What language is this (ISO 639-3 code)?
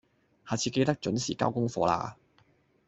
yue